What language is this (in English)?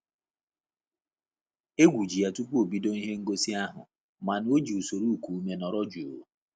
Igbo